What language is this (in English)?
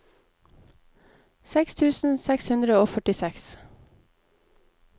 Norwegian